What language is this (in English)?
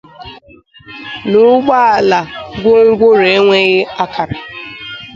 Igbo